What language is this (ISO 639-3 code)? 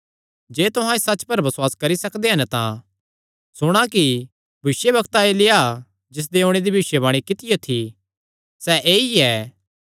xnr